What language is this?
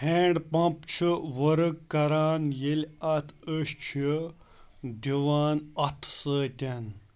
Kashmiri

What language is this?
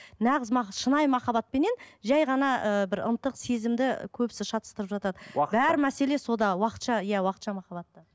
Kazakh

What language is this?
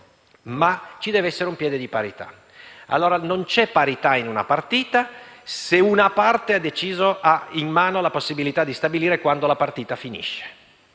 Italian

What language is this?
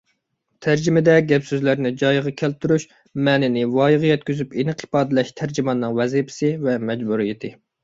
Uyghur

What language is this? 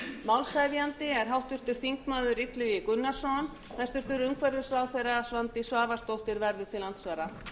Icelandic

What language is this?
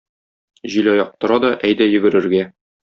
Tatar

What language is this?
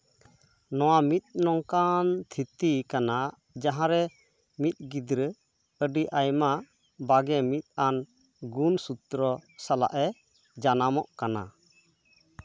Santali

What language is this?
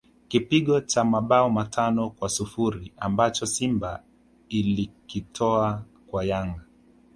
Swahili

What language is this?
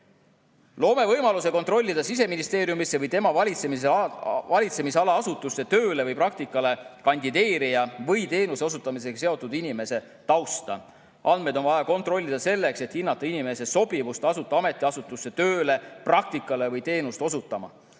Estonian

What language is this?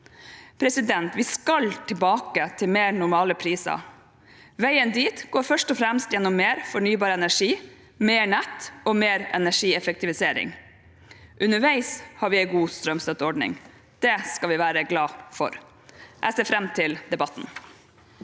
Norwegian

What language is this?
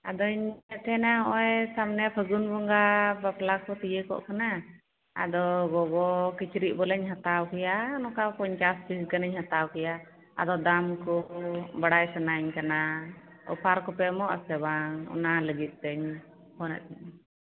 Santali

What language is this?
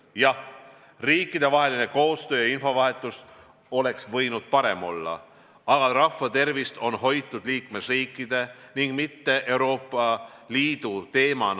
Estonian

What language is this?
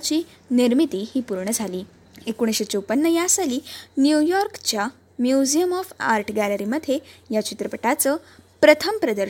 Marathi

